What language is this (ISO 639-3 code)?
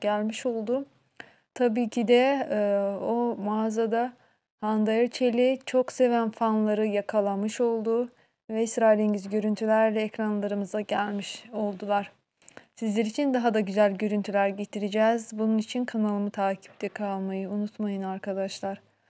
tur